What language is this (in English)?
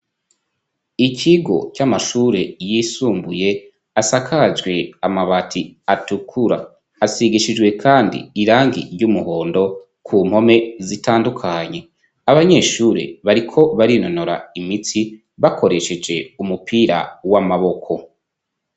Rundi